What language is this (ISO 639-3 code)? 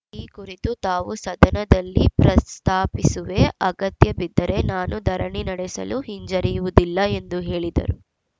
kan